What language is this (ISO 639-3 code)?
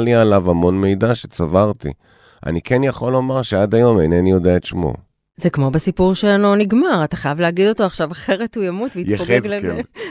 heb